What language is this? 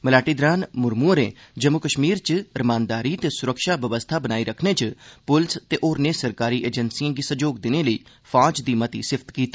Dogri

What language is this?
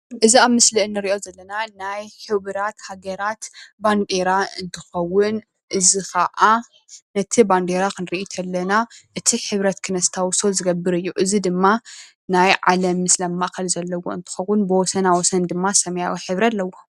Tigrinya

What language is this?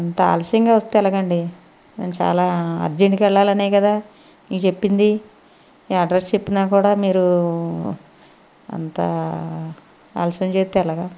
Telugu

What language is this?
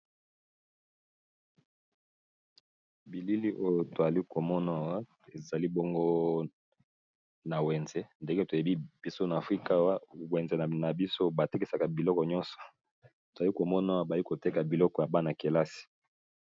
Lingala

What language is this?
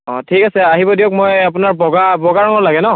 Assamese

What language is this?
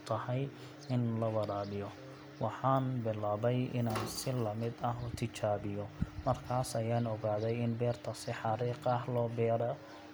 Somali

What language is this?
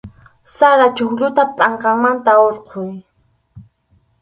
Arequipa-La Unión Quechua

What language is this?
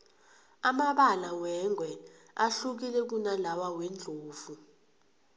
South Ndebele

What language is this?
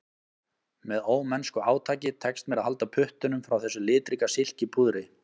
Icelandic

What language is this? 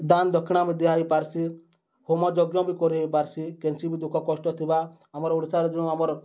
Odia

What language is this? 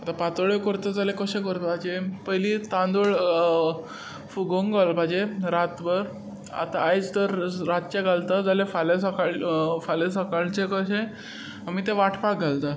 Konkani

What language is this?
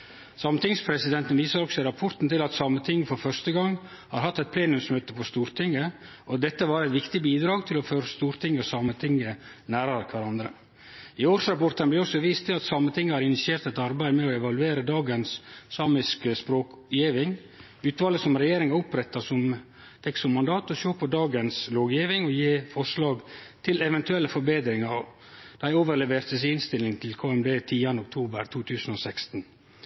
Norwegian Nynorsk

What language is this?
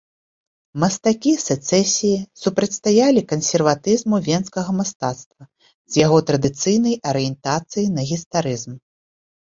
Belarusian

